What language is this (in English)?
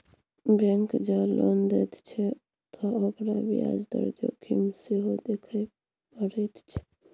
Maithili